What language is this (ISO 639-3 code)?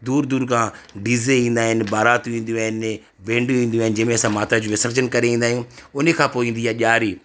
snd